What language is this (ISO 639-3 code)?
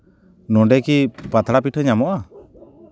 sat